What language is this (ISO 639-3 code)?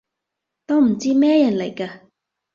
yue